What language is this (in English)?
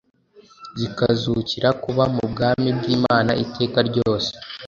Kinyarwanda